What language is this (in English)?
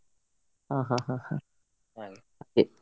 Kannada